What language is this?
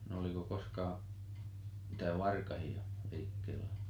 Finnish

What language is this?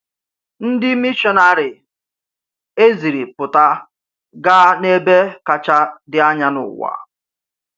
Igbo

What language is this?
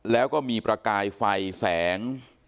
Thai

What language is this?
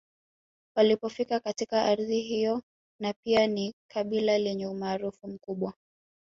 Swahili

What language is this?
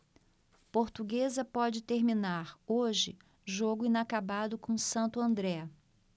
Portuguese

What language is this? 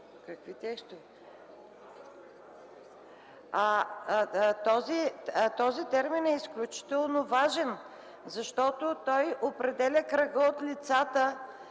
Bulgarian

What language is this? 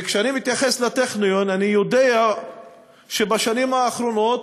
Hebrew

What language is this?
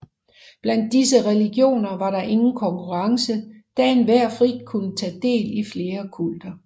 Danish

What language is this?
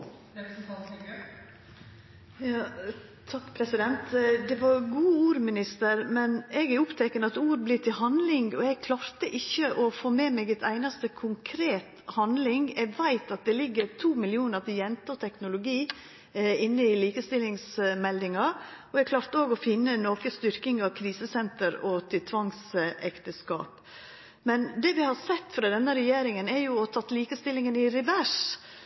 Norwegian Nynorsk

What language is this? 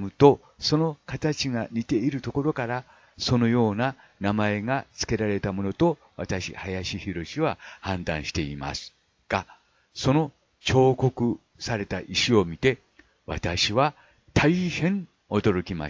Japanese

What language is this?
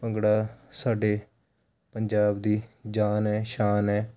Punjabi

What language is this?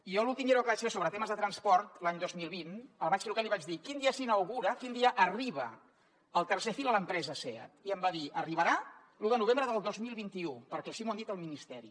Catalan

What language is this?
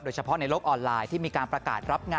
Thai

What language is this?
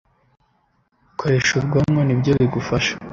Kinyarwanda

